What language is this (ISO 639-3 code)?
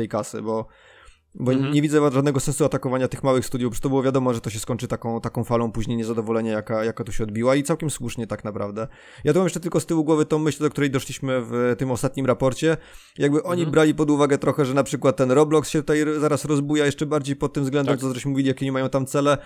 pol